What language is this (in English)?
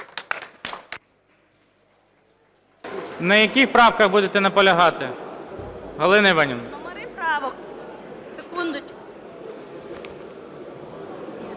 Ukrainian